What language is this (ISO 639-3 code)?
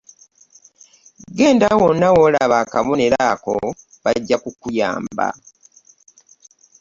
lug